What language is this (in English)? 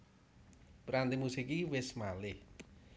Javanese